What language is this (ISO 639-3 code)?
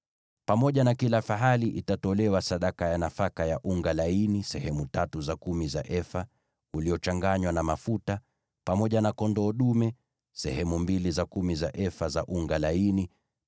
swa